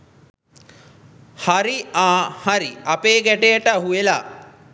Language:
Sinhala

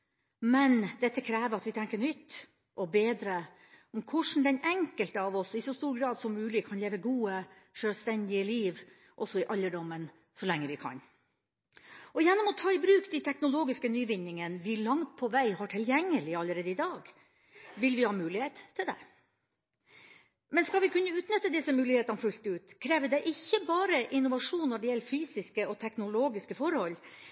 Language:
Norwegian Bokmål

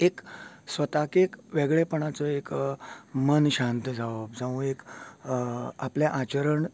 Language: Konkani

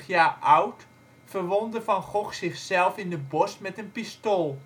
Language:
Dutch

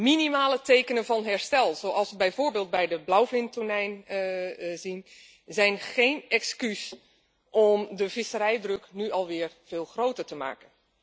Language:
Dutch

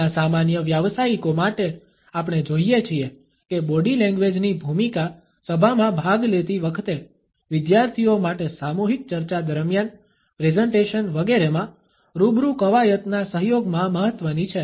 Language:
Gujarati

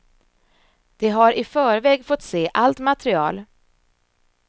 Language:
Swedish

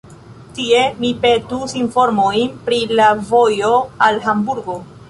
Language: Esperanto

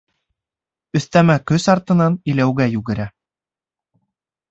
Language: Bashkir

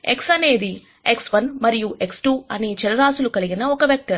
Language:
Telugu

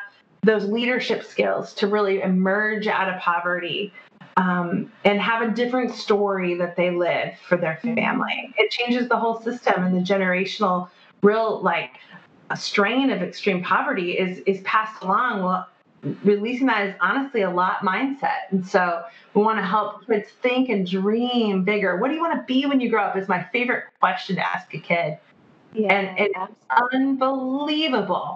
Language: English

